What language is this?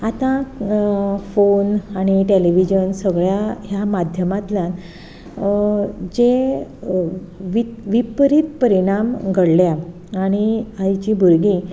Konkani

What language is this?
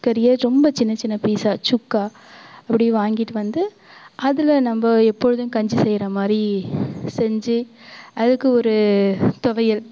Tamil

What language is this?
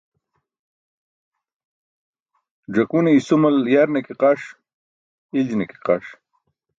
Burushaski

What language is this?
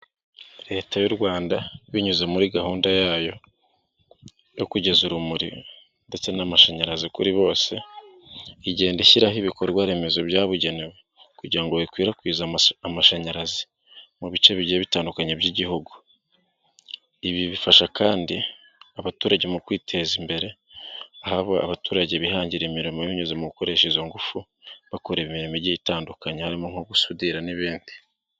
Kinyarwanda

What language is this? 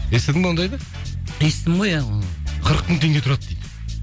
Kazakh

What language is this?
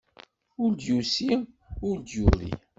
Kabyle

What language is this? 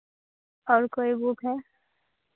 Hindi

